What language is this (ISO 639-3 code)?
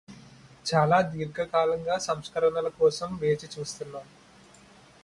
tel